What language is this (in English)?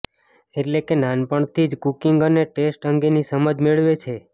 Gujarati